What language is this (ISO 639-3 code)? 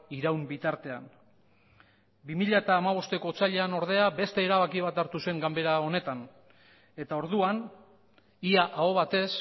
eus